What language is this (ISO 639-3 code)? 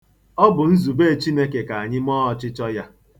ibo